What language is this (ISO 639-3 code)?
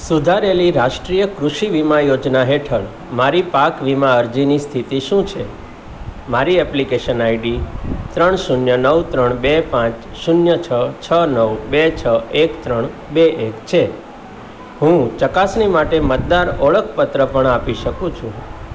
guj